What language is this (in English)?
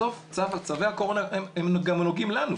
Hebrew